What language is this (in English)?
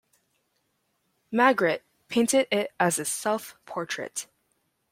English